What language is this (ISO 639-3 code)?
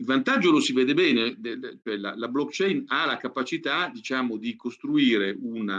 ita